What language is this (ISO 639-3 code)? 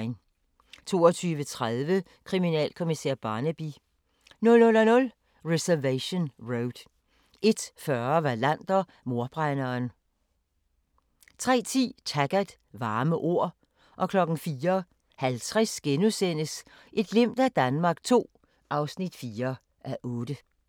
dan